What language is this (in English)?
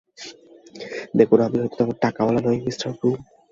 Bangla